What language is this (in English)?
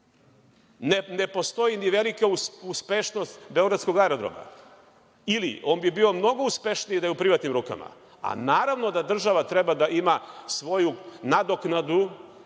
Serbian